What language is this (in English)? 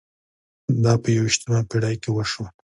Pashto